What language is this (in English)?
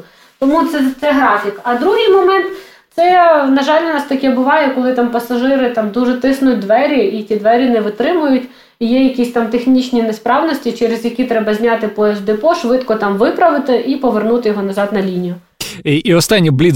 Ukrainian